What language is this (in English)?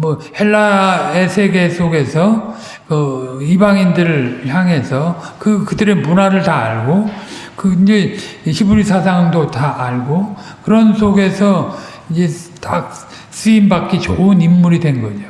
Korean